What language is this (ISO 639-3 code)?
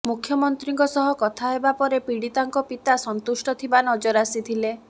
ori